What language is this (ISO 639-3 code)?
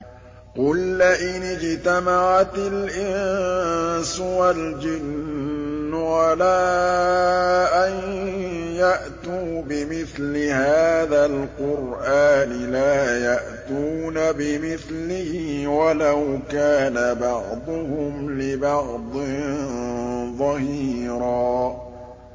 ara